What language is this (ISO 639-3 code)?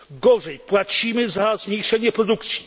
pol